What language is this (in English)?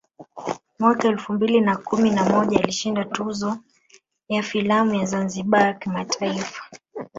Swahili